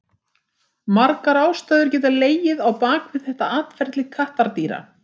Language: Icelandic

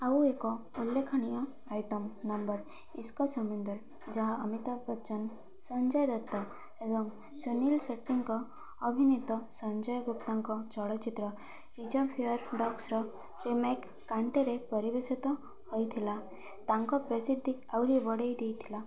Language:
Odia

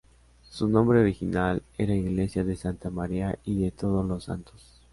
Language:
Spanish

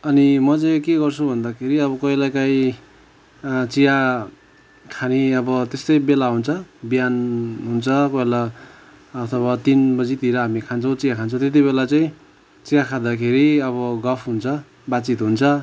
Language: Nepali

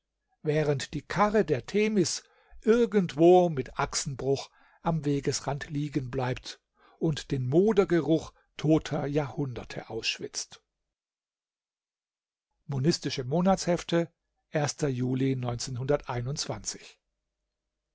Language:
German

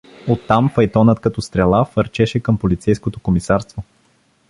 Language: Bulgarian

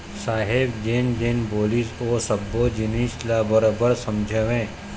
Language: Chhattisgarhi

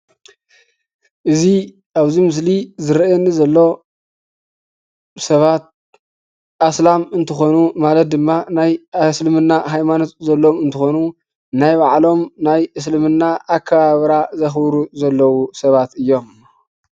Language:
Tigrinya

